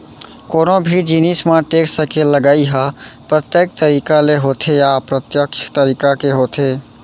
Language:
Chhattisgarhi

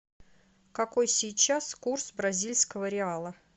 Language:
Russian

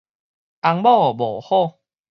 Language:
Min Nan Chinese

